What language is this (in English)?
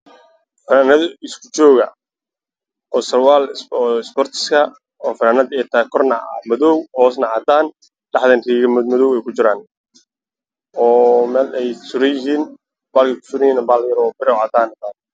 Somali